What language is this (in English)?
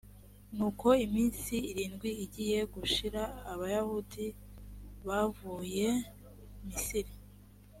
Kinyarwanda